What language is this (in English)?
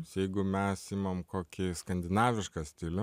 Lithuanian